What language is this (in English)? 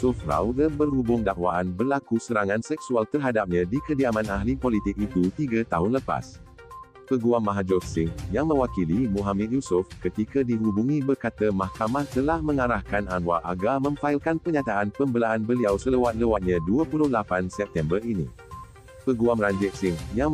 Malay